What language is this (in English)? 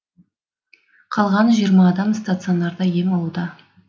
Kazakh